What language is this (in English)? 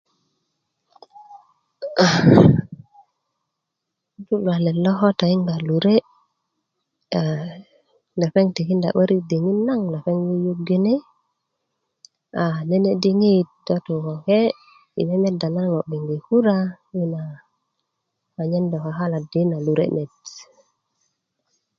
Kuku